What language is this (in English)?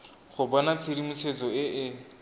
Tswana